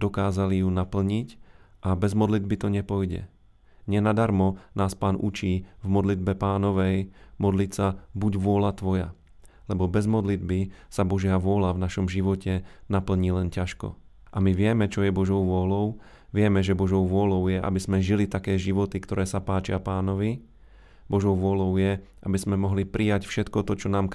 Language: Slovak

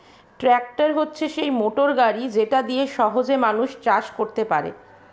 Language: Bangla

